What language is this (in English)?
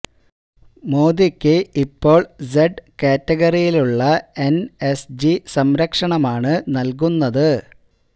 Malayalam